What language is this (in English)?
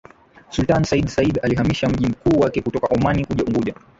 Swahili